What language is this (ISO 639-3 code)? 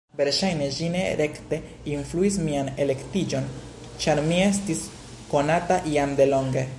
epo